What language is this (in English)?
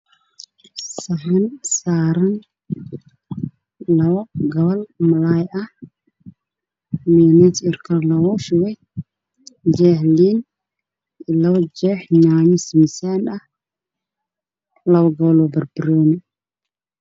Somali